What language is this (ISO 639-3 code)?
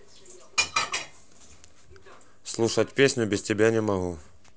rus